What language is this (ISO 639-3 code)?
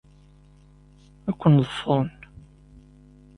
kab